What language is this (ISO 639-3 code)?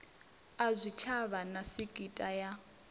ven